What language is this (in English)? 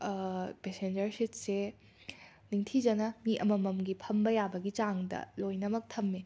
Manipuri